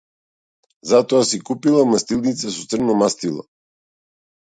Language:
Macedonian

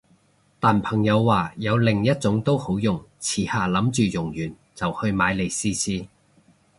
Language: Cantonese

